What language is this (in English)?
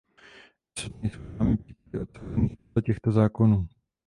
Czech